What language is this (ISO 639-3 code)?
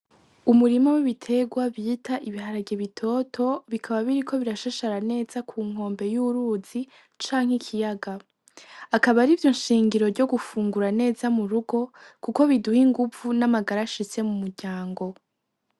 run